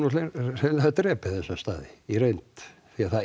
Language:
Icelandic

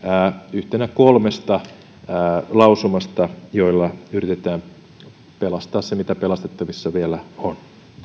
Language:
Finnish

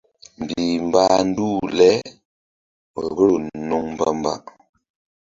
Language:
Mbum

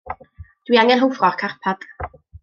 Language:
Welsh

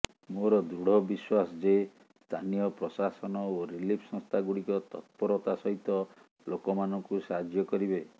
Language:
Odia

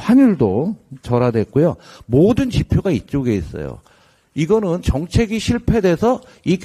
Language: Korean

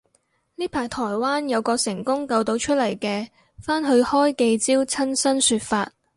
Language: Cantonese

